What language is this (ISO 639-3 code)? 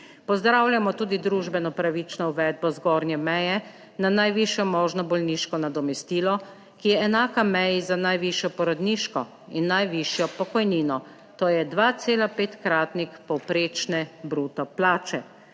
slv